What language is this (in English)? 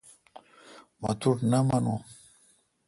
Kalkoti